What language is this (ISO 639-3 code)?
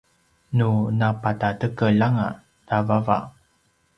pwn